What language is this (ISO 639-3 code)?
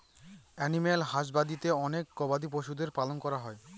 ben